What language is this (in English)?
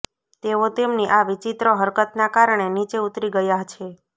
Gujarati